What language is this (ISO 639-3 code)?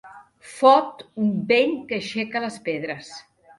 cat